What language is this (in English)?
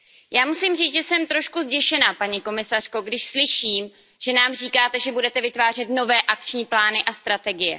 Czech